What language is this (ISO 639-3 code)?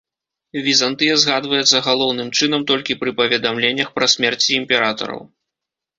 bel